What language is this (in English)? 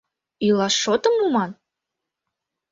Mari